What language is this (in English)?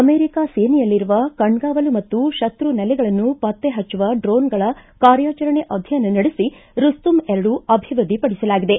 Kannada